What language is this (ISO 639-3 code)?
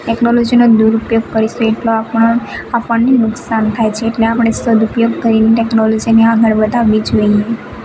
guj